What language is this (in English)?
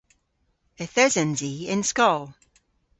Cornish